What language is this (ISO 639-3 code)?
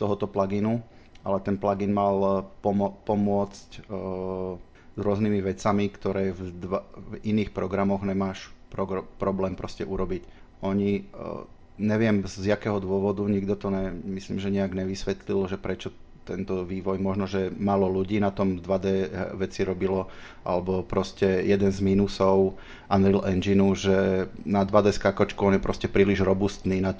slk